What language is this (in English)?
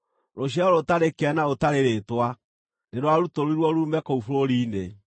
Kikuyu